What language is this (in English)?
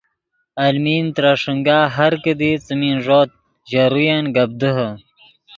Yidgha